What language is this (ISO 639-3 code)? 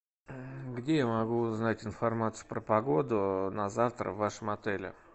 rus